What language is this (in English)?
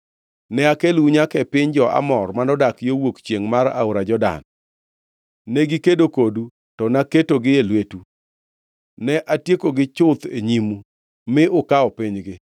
Luo (Kenya and Tanzania)